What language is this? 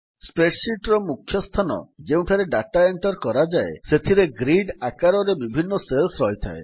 Odia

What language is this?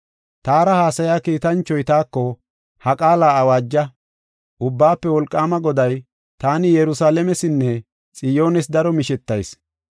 Gofa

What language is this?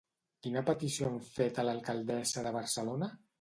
Catalan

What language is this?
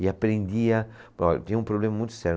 Portuguese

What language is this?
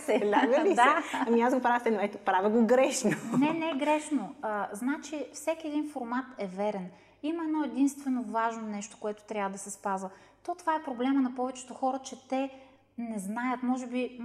Bulgarian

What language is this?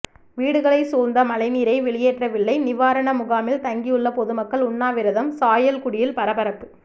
Tamil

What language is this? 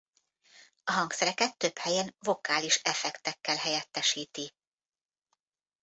Hungarian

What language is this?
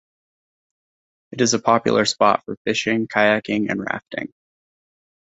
English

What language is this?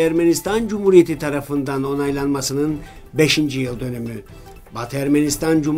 Turkish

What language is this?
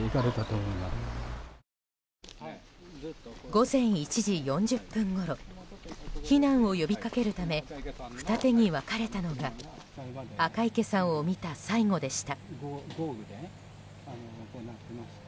Japanese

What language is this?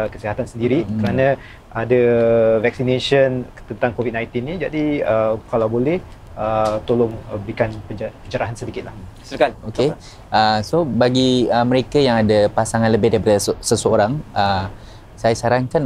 Malay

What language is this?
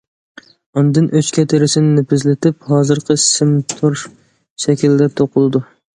Uyghur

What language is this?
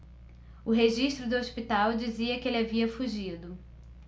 Portuguese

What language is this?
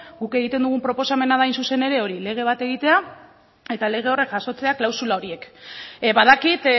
Basque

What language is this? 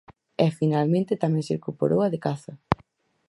Galician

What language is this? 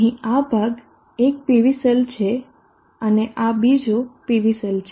Gujarati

